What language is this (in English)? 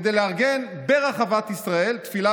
Hebrew